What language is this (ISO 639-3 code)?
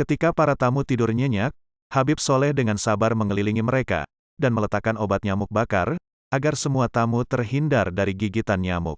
ind